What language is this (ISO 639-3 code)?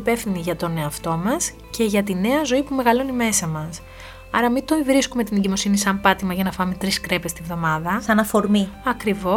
ell